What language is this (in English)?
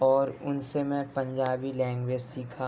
Urdu